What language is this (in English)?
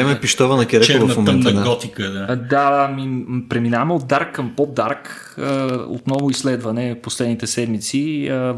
Bulgarian